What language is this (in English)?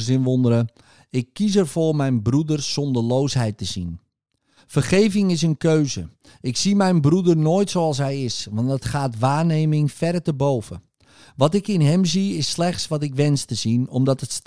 Dutch